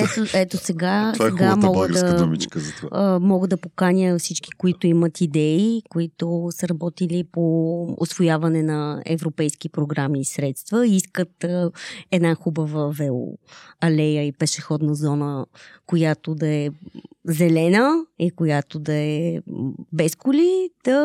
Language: Bulgarian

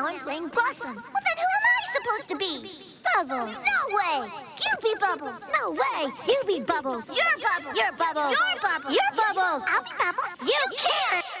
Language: English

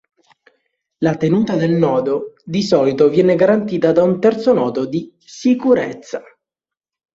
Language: Italian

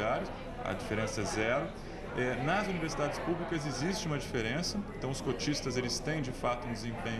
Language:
Portuguese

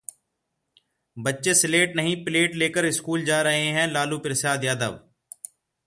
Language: Hindi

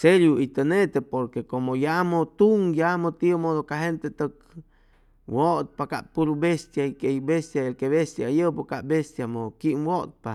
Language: Chimalapa Zoque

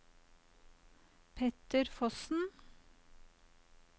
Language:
Norwegian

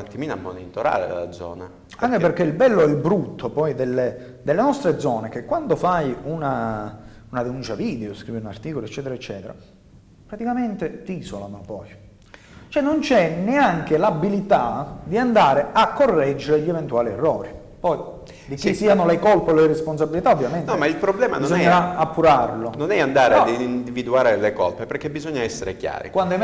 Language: Italian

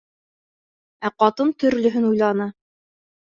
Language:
Bashkir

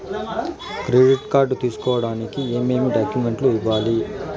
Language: Telugu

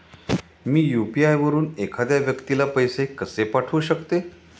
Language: Marathi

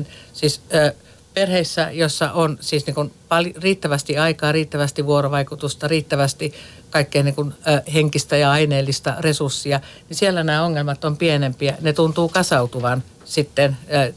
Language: Finnish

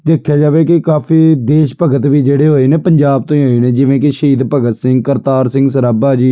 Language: Punjabi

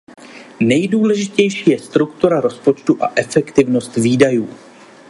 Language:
Czech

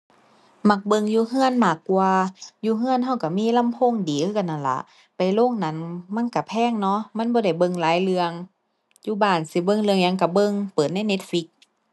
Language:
Thai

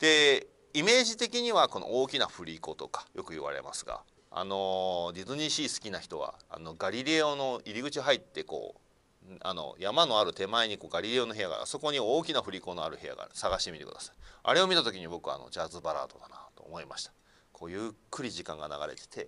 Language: Japanese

